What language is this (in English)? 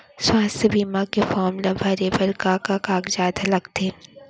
Chhattisgarhi